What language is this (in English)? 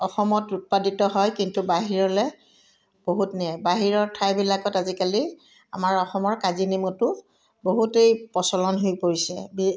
Assamese